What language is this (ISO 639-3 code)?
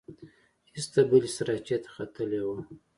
pus